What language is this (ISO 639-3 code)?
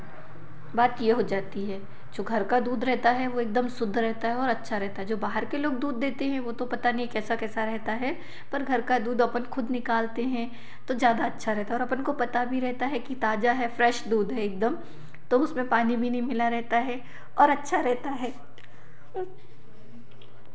hin